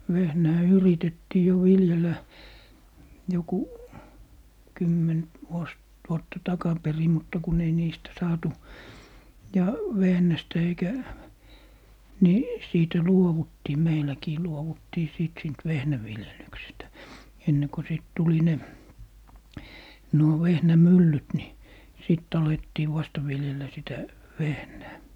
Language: Finnish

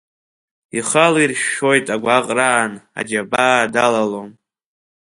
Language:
Abkhazian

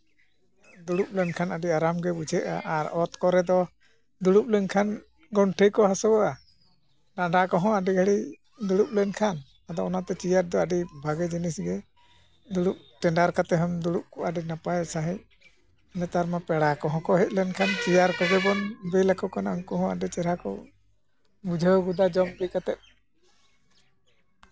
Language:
Santali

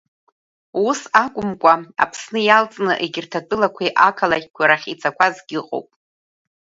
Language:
Abkhazian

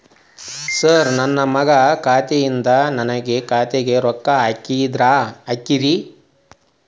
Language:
Kannada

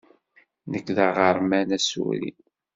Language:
Kabyle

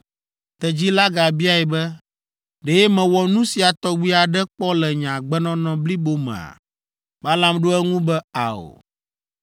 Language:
Ewe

